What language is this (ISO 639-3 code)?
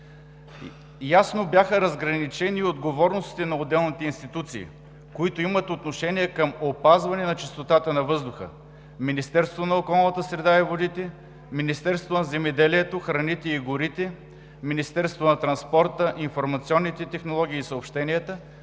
bul